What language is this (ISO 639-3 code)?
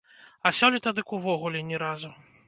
bel